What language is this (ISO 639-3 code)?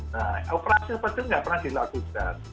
ind